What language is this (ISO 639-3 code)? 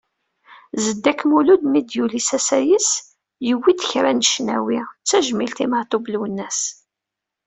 kab